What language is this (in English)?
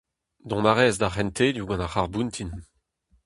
Breton